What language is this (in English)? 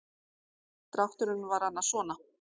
Icelandic